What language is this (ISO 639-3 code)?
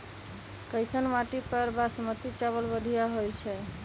mag